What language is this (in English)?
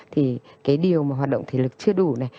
Vietnamese